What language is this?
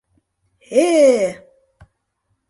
Mari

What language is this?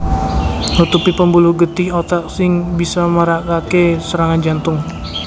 Javanese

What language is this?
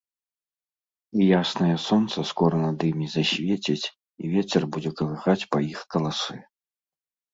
Belarusian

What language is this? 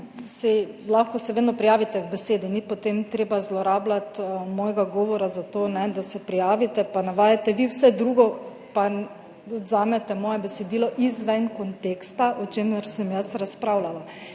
Slovenian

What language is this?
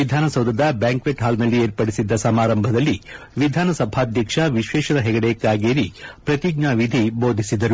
Kannada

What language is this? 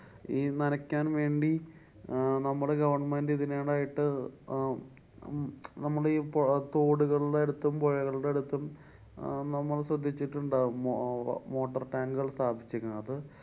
Malayalam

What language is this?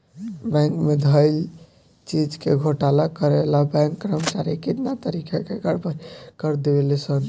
Bhojpuri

